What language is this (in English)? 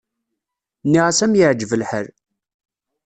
Kabyle